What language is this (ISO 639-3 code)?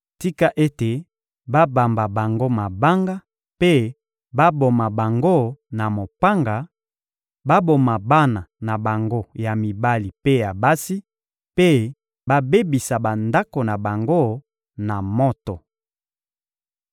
lin